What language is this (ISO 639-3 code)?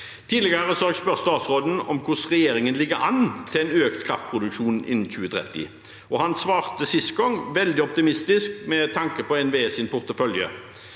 nor